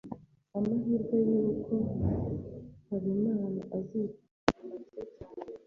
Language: Kinyarwanda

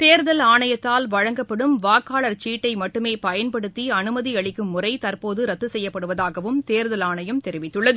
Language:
Tamil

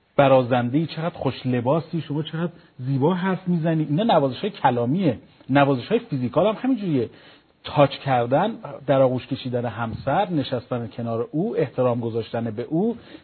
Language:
Persian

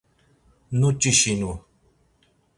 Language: Laz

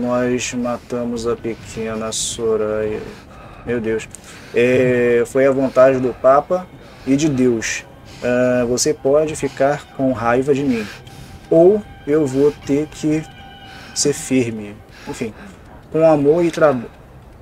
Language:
Portuguese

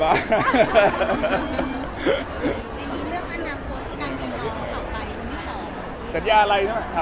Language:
Thai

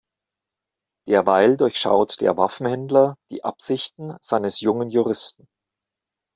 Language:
German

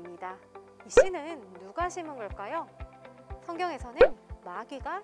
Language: Korean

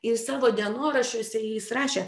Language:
Lithuanian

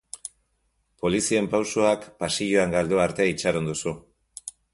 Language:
Basque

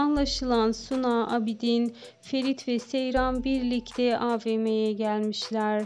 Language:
Turkish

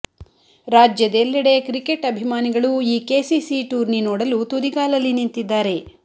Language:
Kannada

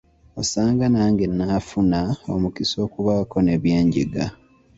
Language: Ganda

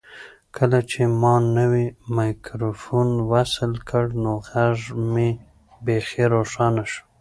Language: Pashto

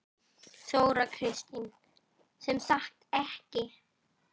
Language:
Icelandic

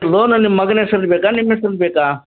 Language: Kannada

